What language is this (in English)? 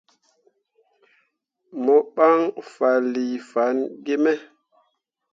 Mundang